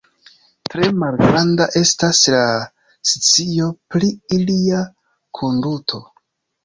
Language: Esperanto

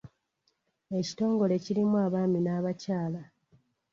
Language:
Ganda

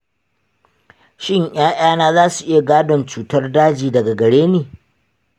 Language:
Hausa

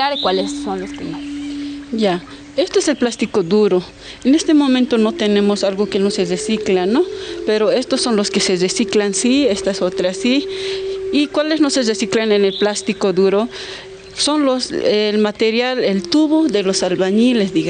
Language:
Spanish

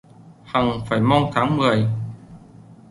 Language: Vietnamese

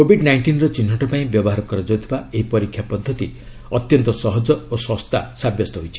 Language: Odia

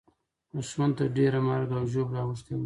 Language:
Pashto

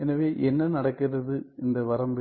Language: Tamil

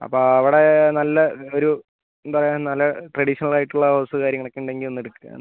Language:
Malayalam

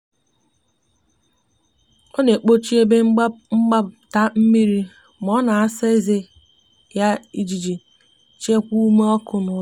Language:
Igbo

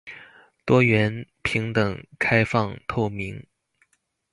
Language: Chinese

